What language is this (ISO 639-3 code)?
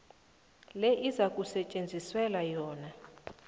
nbl